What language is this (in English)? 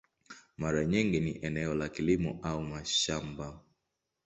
Swahili